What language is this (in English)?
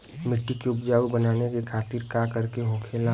Bhojpuri